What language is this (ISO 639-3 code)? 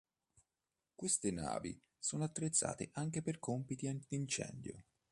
ita